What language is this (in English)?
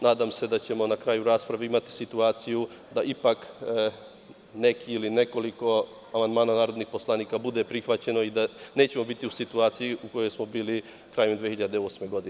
Serbian